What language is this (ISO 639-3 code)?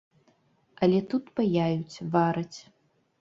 bel